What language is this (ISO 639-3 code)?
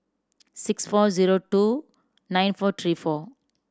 eng